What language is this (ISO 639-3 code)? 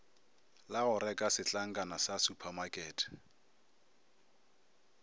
nso